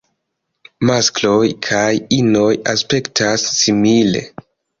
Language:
Esperanto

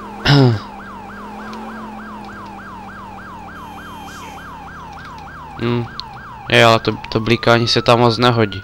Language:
Czech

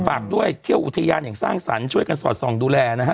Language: Thai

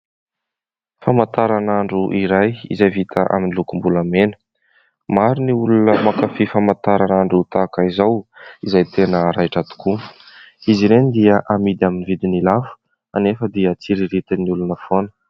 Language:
Malagasy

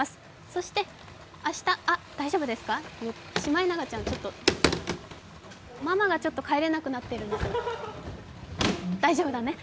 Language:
Japanese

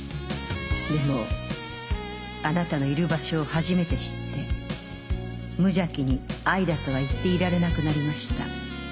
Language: Japanese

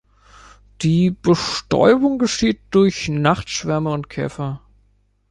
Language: German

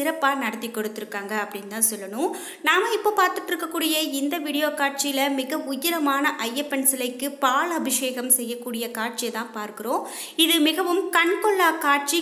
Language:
Tamil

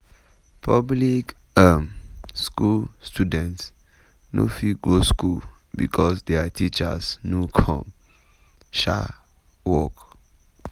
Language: Nigerian Pidgin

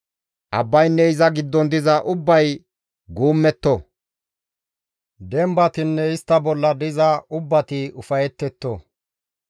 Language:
Gamo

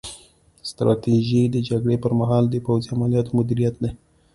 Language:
Pashto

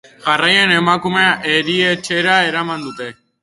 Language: Basque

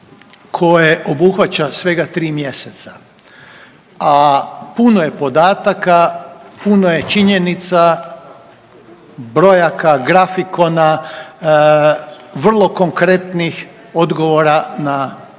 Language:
Croatian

